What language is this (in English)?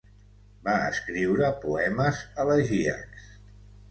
Catalan